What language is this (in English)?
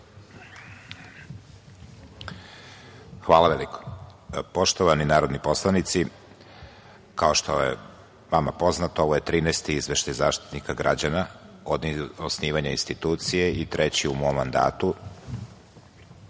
Serbian